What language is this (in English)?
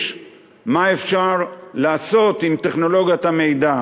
Hebrew